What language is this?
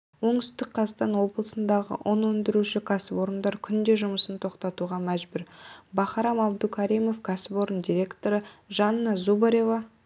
Kazakh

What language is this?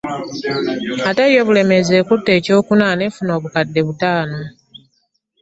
Ganda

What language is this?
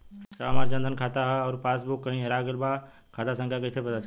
Bhojpuri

